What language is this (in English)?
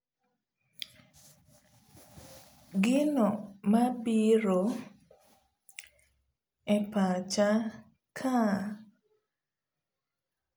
Luo (Kenya and Tanzania)